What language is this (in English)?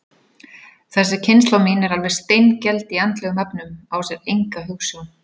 Icelandic